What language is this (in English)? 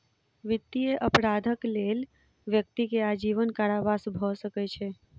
Maithili